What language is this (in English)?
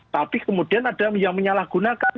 Indonesian